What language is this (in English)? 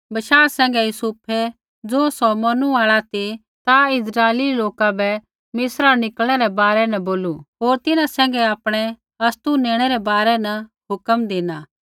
Kullu Pahari